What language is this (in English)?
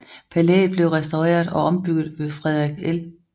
Danish